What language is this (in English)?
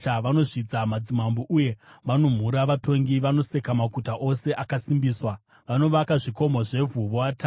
Shona